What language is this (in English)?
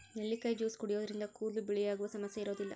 Kannada